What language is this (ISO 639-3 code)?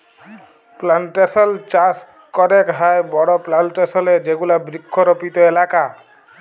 ben